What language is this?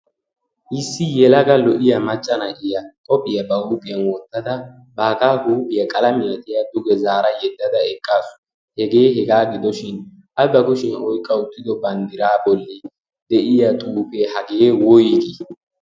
Wolaytta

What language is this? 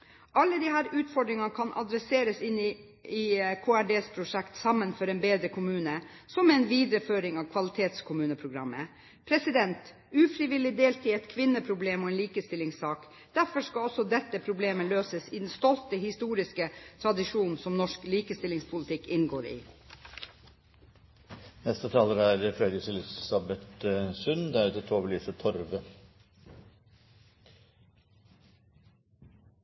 Norwegian Bokmål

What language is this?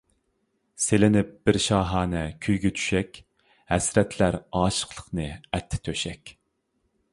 Uyghur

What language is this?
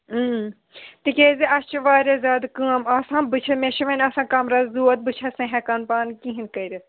Kashmiri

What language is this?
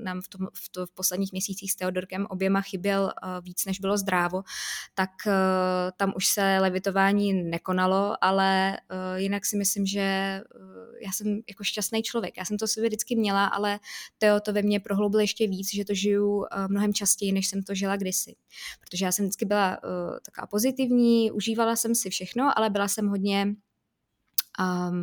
Czech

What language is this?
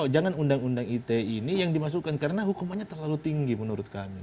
Indonesian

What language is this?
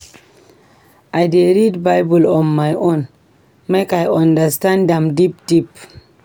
Nigerian Pidgin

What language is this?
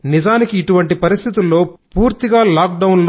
Telugu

